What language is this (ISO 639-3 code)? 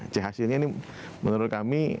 ind